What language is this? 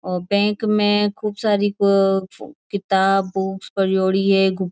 Marwari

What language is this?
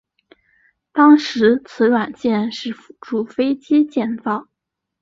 Chinese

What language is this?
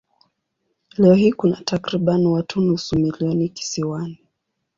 Swahili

